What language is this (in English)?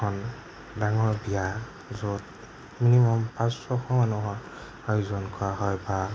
Assamese